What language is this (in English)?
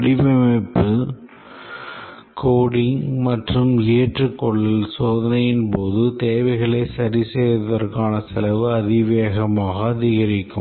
Tamil